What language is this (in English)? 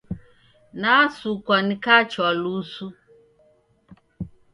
Taita